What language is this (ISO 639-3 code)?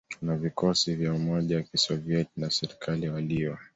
swa